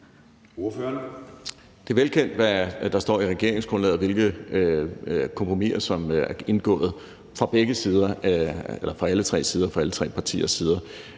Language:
Danish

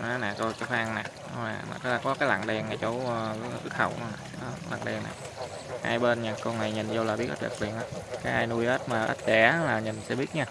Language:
Vietnamese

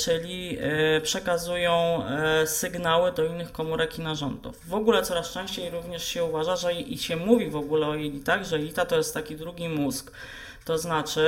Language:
Polish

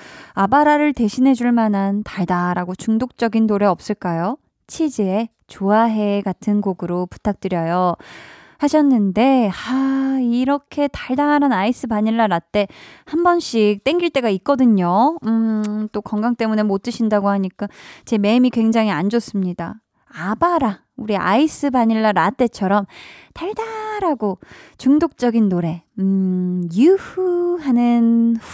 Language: Korean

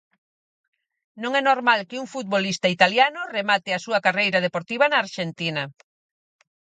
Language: Galician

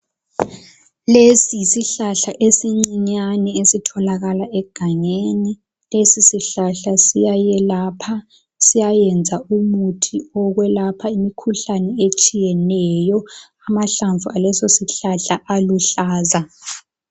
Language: North Ndebele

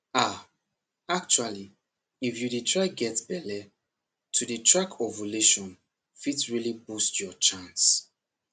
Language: Nigerian Pidgin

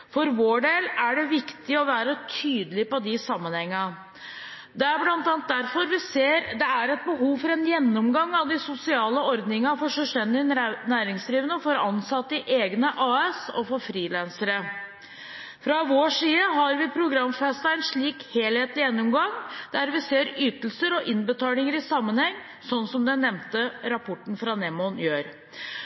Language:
Norwegian Bokmål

